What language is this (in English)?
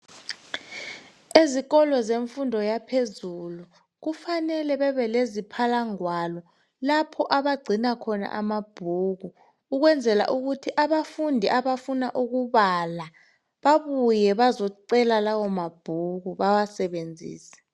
North Ndebele